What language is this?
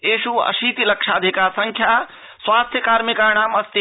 Sanskrit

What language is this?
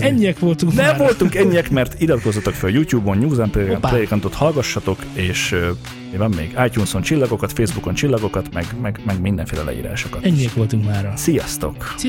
Hungarian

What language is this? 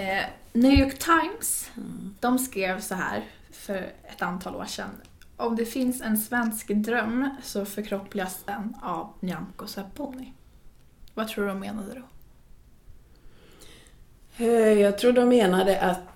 Swedish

